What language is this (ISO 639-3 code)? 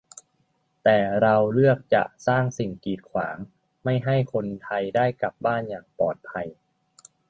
tha